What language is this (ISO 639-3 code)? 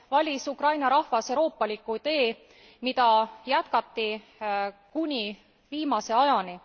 est